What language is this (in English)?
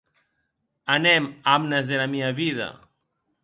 Occitan